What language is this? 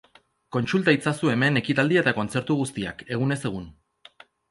Basque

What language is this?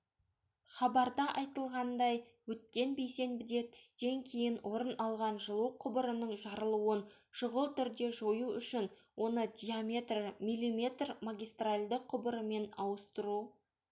Kazakh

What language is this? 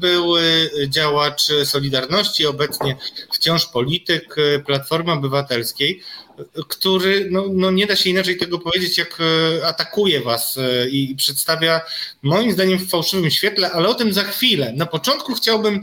Polish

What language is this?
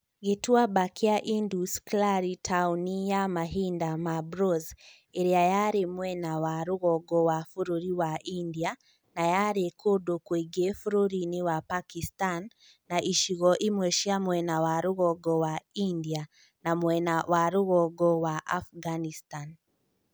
Kikuyu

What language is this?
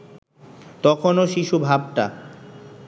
Bangla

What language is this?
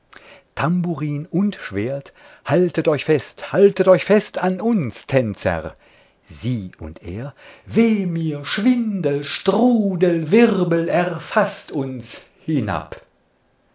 German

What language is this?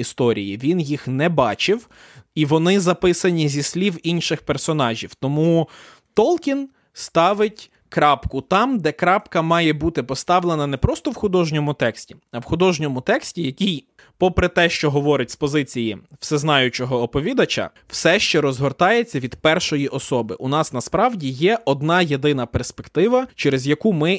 Ukrainian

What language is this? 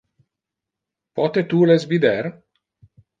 Interlingua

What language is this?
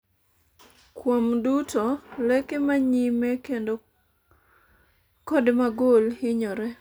Luo (Kenya and Tanzania)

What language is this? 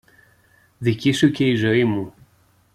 Greek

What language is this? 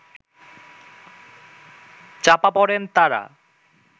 Bangla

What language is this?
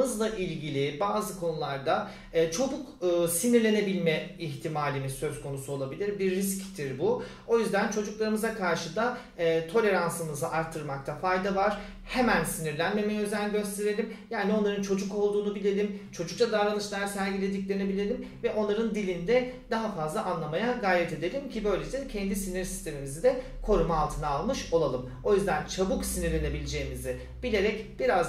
Turkish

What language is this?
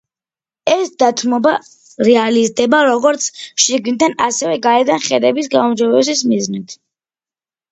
Georgian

